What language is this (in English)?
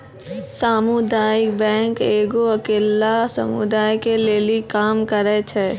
Maithili